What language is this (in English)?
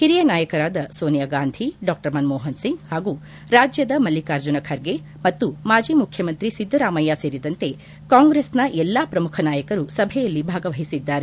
Kannada